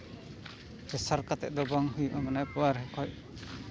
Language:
Santali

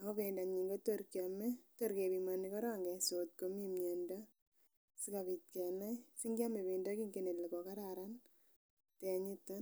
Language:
Kalenjin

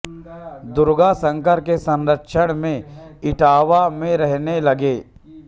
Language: Hindi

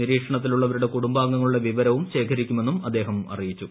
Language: Malayalam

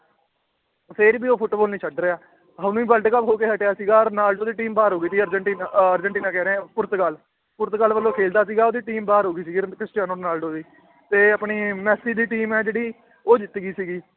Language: Punjabi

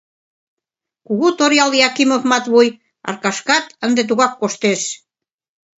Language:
Mari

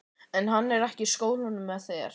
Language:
Icelandic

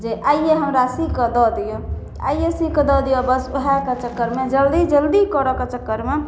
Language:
Maithili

